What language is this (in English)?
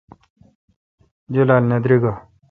Kalkoti